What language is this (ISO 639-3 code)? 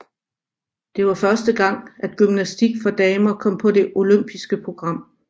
dan